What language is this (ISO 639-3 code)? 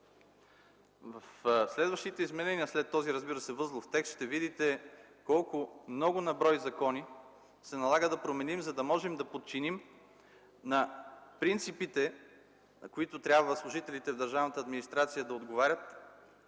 bul